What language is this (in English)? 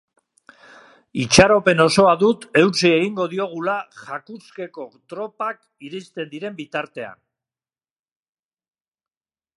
Basque